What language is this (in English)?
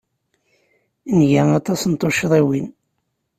Kabyle